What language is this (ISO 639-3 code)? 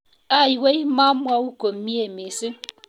kln